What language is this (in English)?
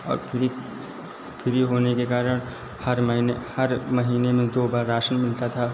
Hindi